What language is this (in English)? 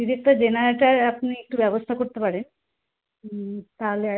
Bangla